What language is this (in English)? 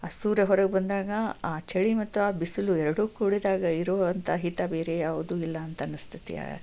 Kannada